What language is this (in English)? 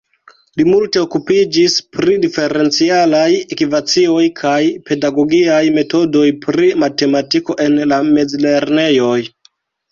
Esperanto